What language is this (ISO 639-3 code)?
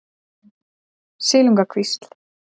isl